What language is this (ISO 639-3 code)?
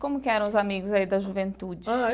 por